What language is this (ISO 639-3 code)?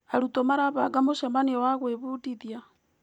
kik